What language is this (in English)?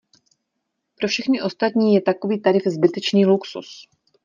Czech